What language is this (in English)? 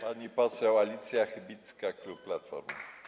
Polish